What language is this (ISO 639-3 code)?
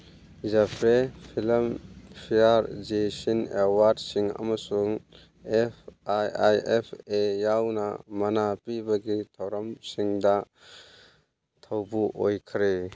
mni